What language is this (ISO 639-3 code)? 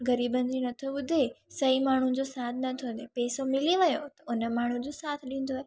snd